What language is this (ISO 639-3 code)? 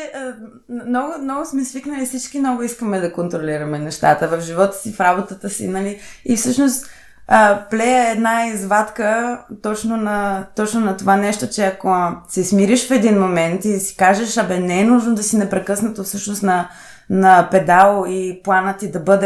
bul